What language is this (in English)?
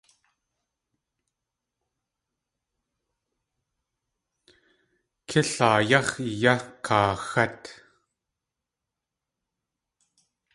Tlingit